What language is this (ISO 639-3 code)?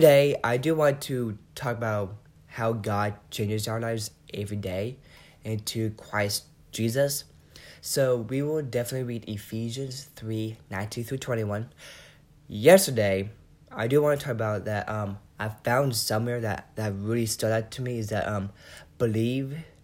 eng